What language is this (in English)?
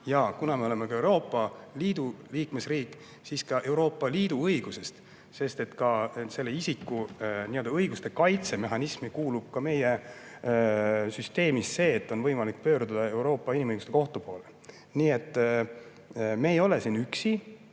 Estonian